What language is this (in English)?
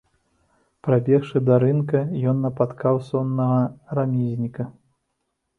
Belarusian